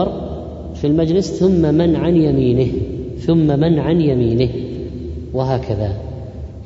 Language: Arabic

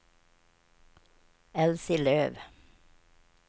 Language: Swedish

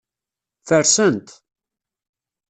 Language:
Kabyle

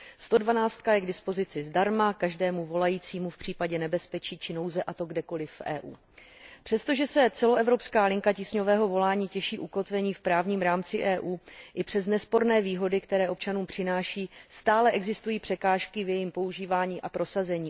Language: Czech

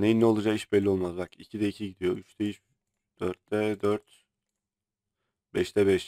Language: Turkish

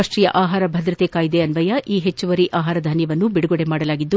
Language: Kannada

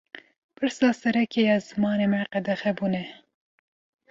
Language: Kurdish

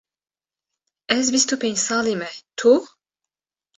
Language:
Kurdish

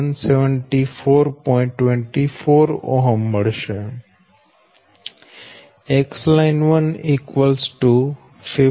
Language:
Gujarati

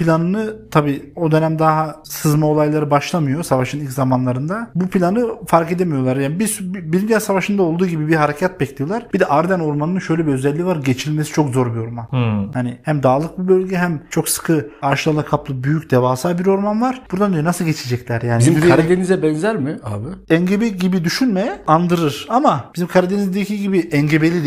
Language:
Turkish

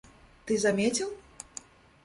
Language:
Russian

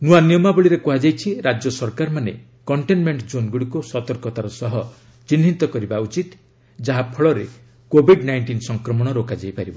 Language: Odia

